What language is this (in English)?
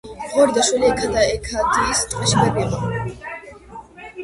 Georgian